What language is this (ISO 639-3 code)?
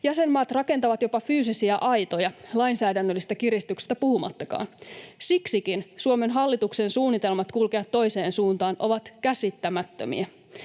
fin